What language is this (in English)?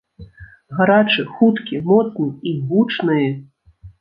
Belarusian